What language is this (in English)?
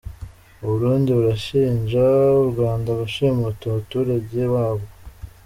Kinyarwanda